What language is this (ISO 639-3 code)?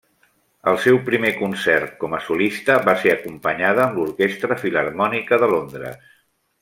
cat